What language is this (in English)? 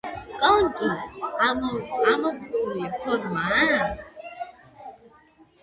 Georgian